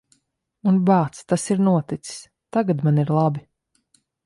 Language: Latvian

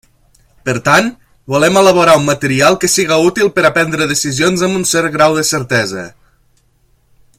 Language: Catalan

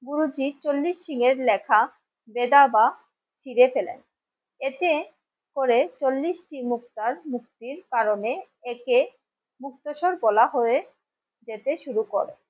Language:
Bangla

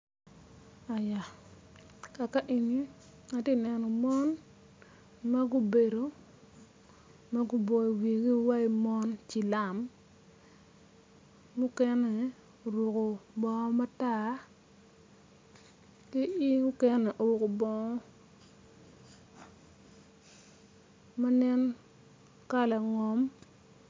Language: Acoli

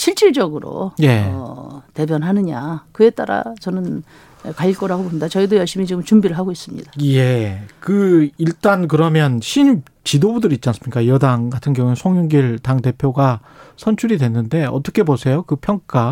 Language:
Korean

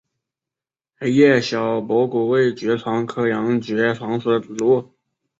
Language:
Chinese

